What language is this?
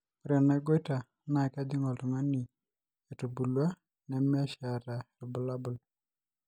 Masai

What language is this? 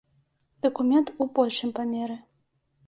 Belarusian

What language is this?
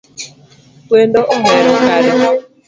Luo (Kenya and Tanzania)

